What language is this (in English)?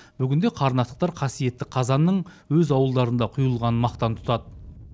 Kazakh